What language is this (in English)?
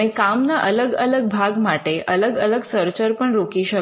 Gujarati